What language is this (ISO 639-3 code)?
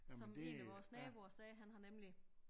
dan